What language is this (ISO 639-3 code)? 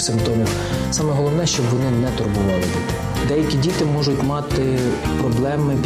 ukr